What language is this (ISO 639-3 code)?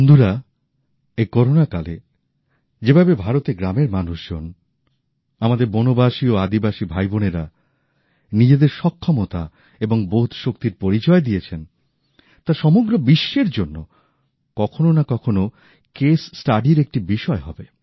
ben